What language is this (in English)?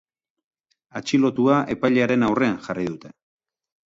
Basque